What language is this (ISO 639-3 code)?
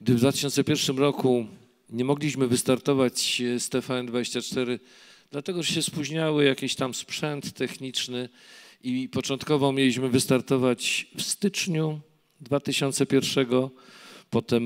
pol